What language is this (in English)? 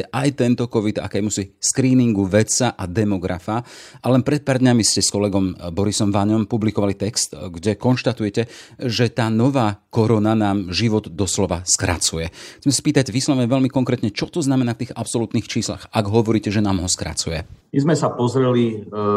Slovak